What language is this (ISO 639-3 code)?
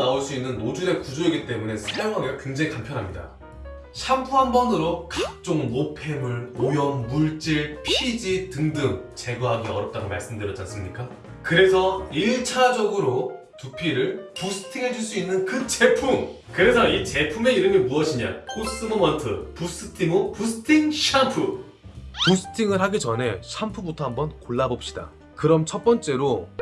kor